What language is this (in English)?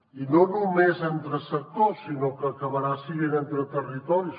Catalan